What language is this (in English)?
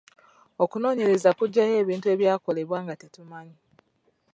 Ganda